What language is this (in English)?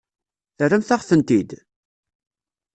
Kabyle